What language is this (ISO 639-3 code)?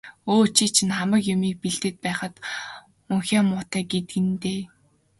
mon